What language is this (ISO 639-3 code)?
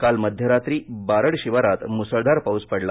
mar